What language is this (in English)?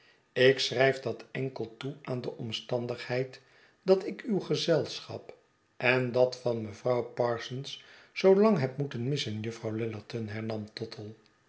Dutch